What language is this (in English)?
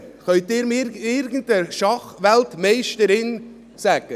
Swiss German